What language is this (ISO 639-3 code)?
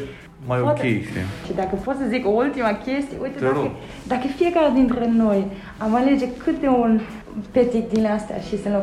ron